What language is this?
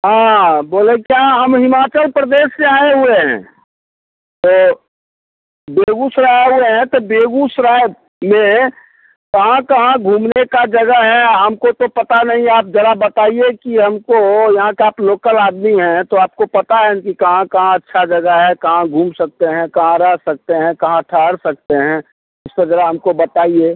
Hindi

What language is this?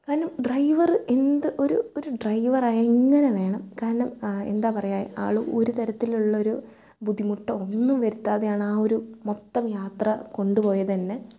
Malayalam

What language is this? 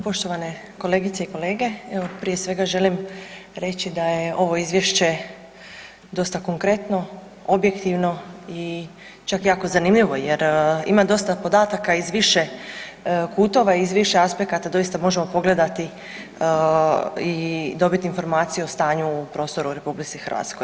Croatian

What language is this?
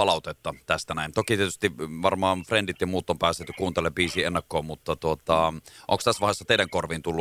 Finnish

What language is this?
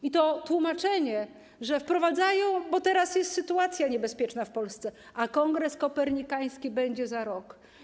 Polish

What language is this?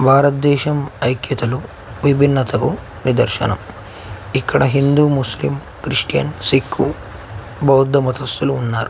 Telugu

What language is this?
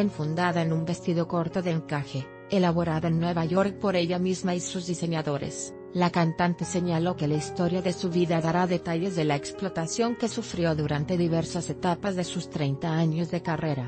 Spanish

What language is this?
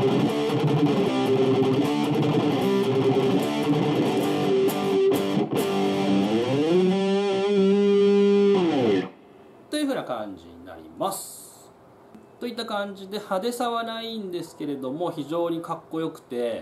Japanese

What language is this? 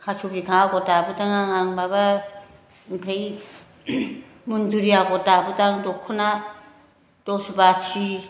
Bodo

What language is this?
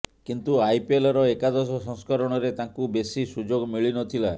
Odia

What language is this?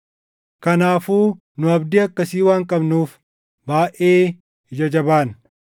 Oromo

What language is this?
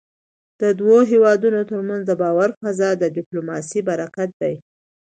Pashto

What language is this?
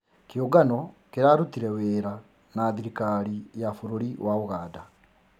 Kikuyu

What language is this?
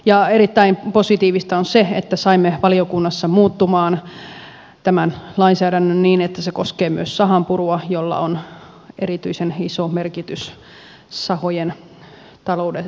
Finnish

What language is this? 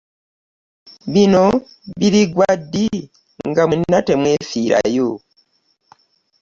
Ganda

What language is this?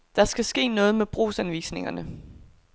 Danish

